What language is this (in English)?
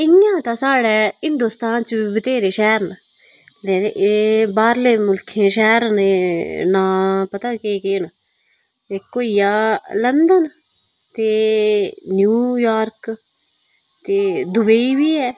Dogri